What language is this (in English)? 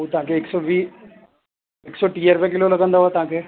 Sindhi